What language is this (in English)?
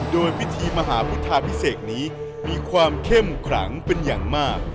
Thai